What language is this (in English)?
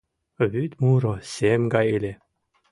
Mari